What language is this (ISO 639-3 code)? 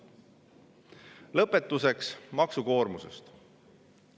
est